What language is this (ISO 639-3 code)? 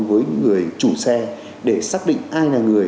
vie